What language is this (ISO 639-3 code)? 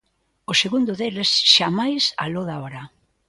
glg